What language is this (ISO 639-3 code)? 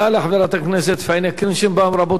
heb